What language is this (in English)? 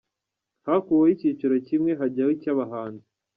Kinyarwanda